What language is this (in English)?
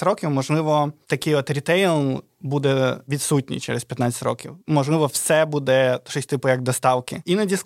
Ukrainian